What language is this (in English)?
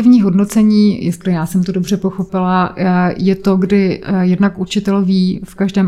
Czech